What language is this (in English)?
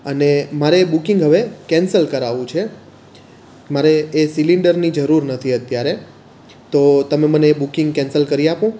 Gujarati